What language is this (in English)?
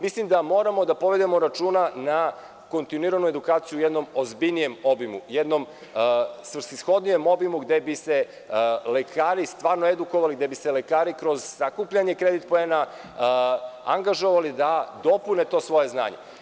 Serbian